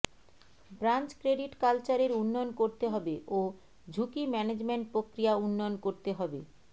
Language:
Bangla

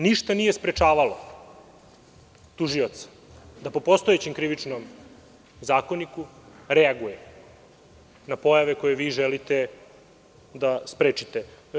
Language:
Serbian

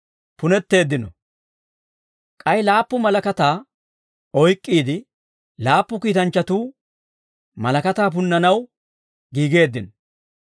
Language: Dawro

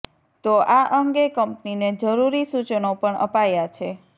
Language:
Gujarati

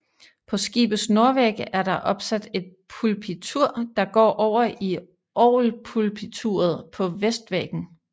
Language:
Danish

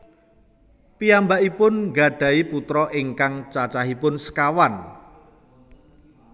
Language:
Javanese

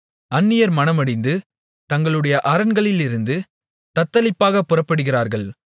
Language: Tamil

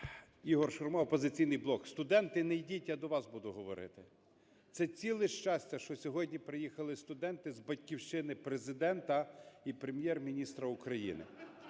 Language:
Ukrainian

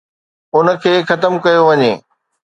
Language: Sindhi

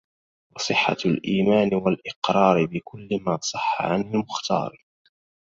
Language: Arabic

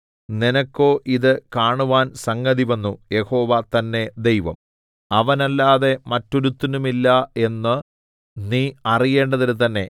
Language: Malayalam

